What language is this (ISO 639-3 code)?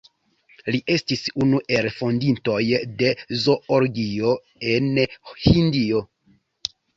epo